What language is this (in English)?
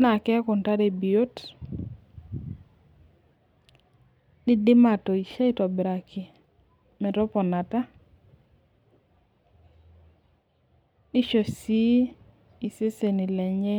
Masai